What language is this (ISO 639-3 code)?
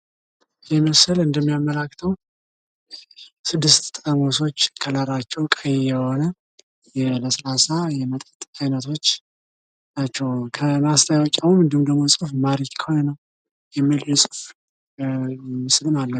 amh